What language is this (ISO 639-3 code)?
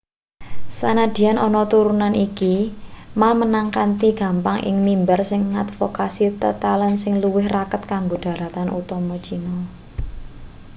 jav